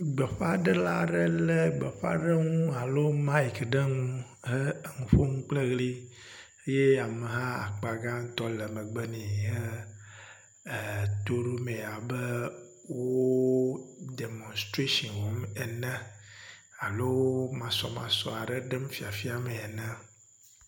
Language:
Ewe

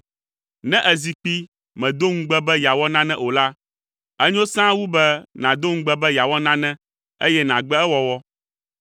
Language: Ewe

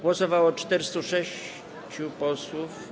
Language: Polish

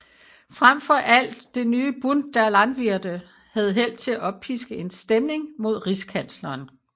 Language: Danish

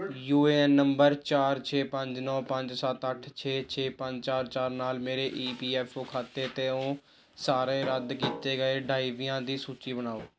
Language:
Punjabi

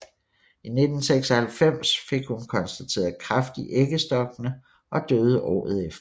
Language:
Danish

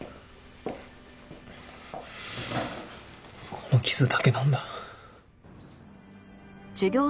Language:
Japanese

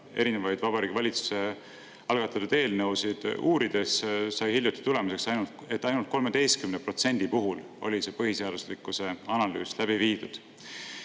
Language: Estonian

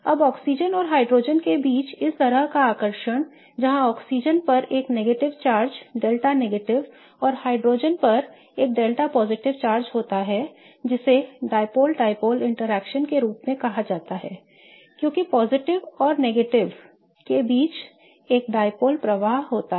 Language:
Hindi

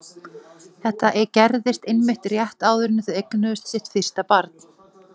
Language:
Icelandic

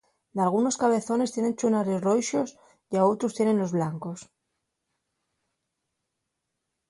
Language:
Asturian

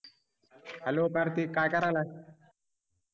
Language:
Marathi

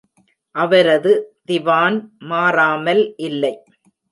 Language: Tamil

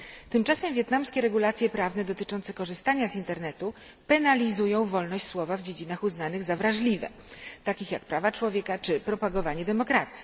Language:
Polish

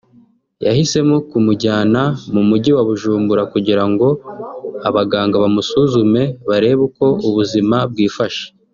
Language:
Kinyarwanda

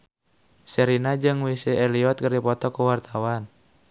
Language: Sundanese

